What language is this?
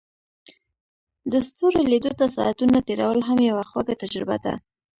Pashto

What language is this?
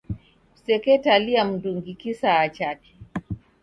Taita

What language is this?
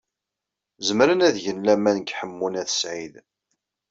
Kabyle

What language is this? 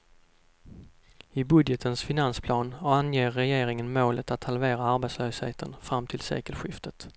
Swedish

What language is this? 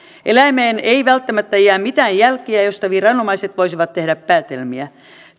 Finnish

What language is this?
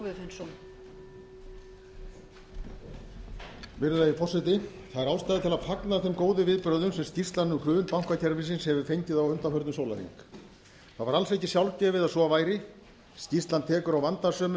Icelandic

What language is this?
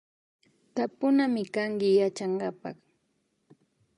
Imbabura Highland Quichua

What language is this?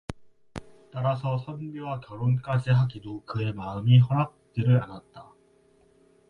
Korean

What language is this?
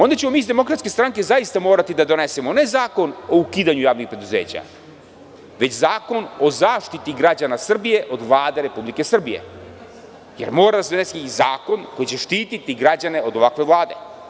Serbian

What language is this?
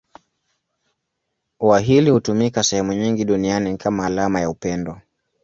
Swahili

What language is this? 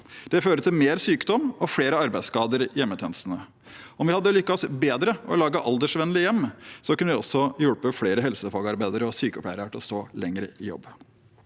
Norwegian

